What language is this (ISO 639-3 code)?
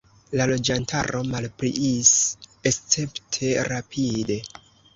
epo